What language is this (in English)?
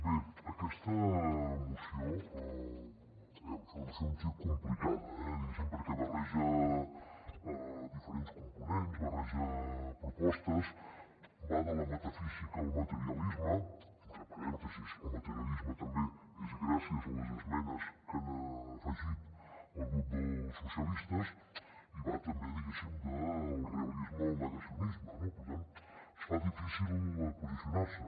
Catalan